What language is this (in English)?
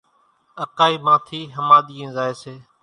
Kachi Koli